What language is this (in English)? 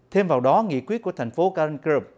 Vietnamese